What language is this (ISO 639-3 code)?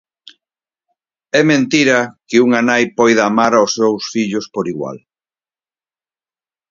glg